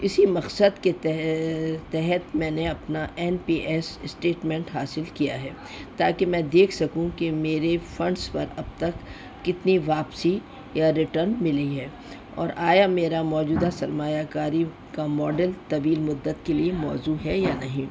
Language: Urdu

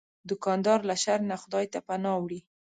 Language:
Pashto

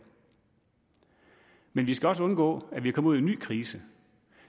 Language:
Danish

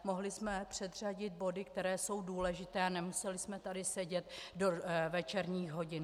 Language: Czech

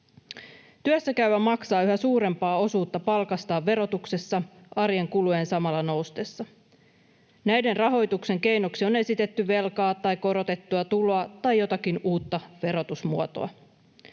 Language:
Finnish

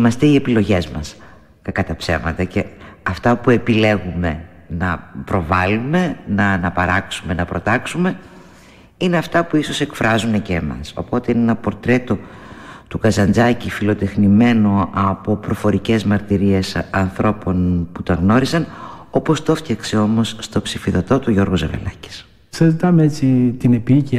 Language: Greek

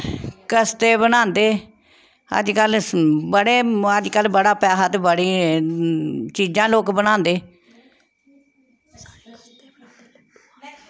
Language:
Dogri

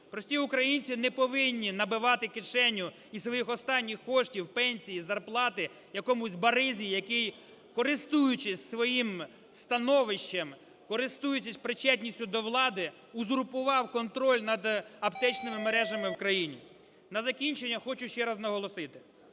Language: Ukrainian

